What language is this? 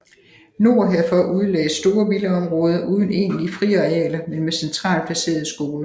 Danish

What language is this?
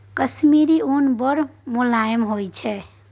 Maithili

